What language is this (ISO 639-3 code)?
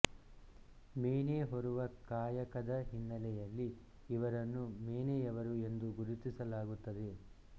kan